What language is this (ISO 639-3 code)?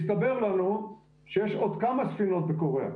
heb